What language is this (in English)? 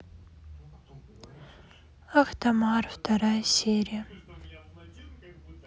Russian